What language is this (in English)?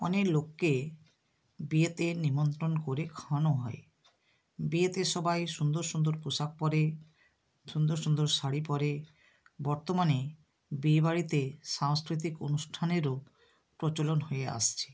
Bangla